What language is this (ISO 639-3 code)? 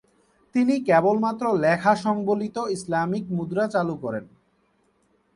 ben